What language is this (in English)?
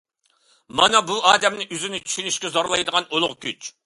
Uyghur